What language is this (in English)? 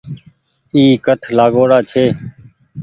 Goaria